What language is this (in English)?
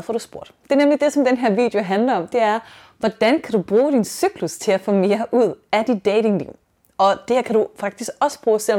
Danish